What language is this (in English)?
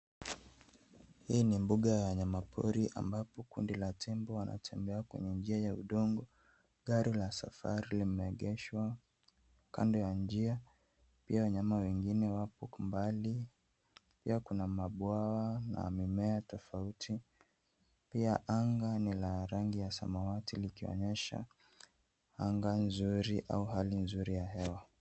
Swahili